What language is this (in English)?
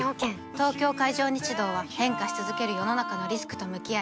Japanese